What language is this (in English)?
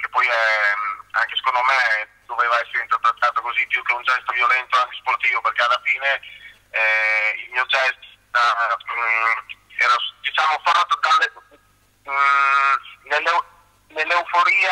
Italian